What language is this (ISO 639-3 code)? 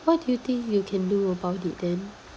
eng